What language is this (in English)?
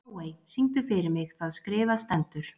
Icelandic